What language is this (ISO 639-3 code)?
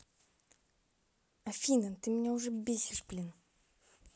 rus